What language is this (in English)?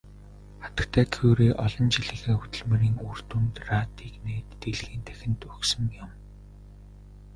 Mongolian